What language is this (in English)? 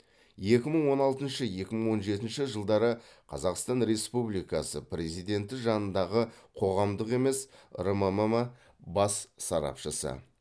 Kazakh